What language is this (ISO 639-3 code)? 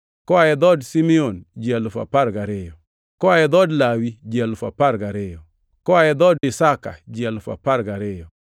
luo